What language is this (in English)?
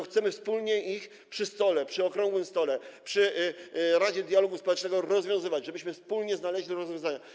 Polish